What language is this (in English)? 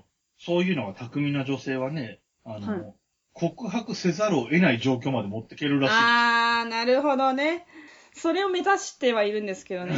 Japanese